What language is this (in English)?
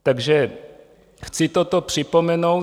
Czech